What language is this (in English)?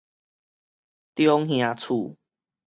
Min Nan Chinese